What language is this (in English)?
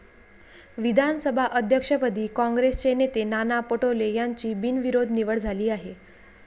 Marathi